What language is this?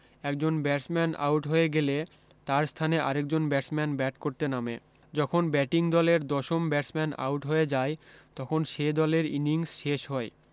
Bangla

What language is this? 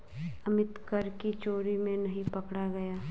Hindi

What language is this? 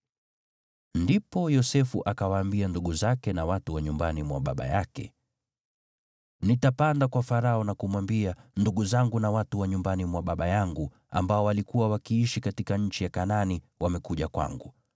Swahili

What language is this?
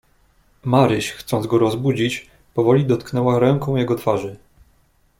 Polish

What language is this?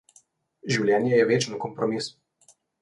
Slovenian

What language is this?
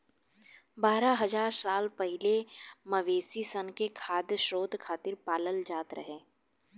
Bhojpuri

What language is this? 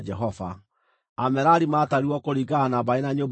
Kikuyu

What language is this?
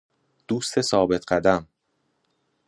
Persian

